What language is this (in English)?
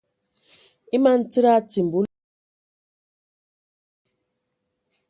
Ewondo